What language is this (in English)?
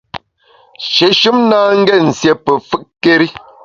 Bamun